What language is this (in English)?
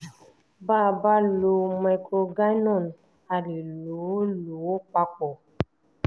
Yoruba